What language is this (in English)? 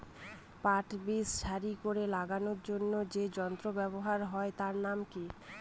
Bangla